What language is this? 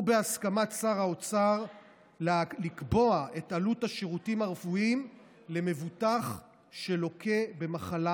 Hebrew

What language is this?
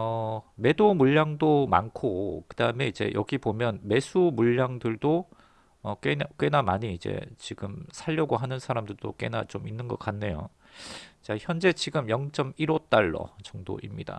Korean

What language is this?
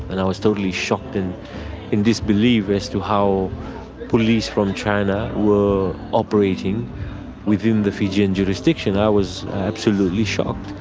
English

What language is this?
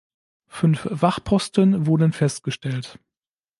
German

